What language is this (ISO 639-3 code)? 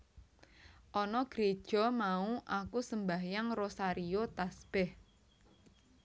jav